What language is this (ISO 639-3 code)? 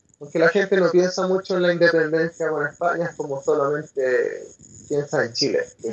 spa